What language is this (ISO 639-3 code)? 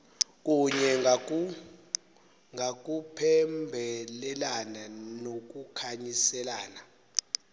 xho